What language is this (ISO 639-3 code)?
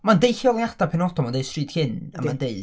cym